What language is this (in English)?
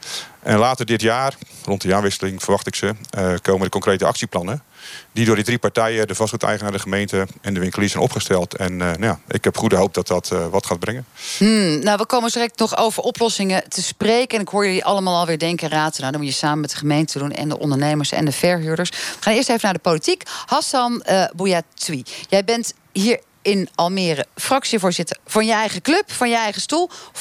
Dutch